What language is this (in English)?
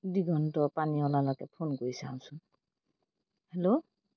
Assamese